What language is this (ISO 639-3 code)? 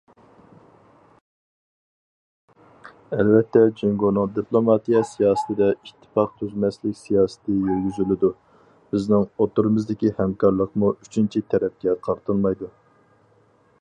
uig